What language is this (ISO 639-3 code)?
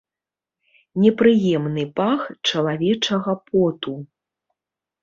bel